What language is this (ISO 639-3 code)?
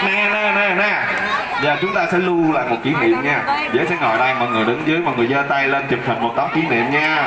vie